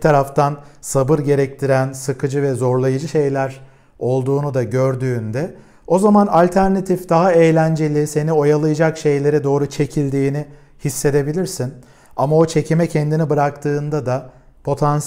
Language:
Turkish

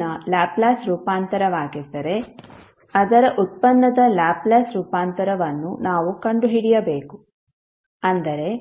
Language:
Kannada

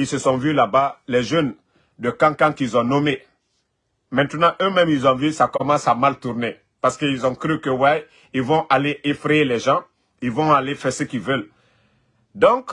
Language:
French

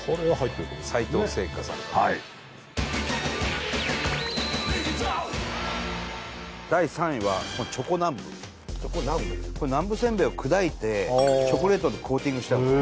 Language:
Japanese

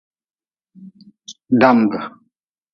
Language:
Nawdm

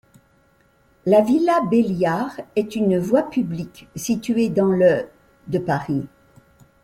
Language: French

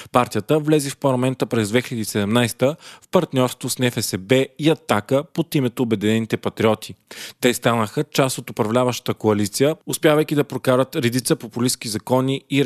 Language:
Bulgarian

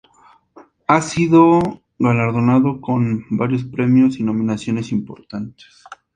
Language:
Spanish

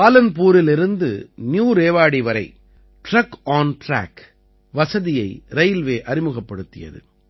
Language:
Tamil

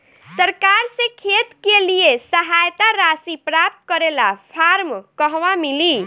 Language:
Bhojpuri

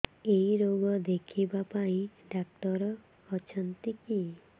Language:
Odia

